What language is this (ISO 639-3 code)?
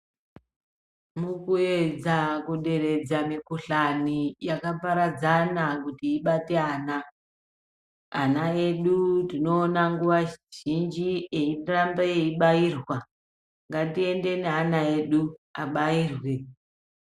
ndc